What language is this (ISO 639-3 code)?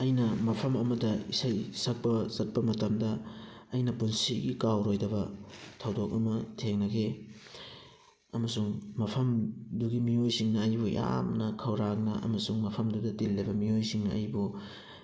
mni